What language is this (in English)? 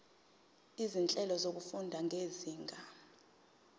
Zulu